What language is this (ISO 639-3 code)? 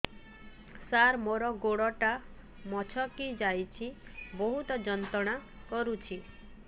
ori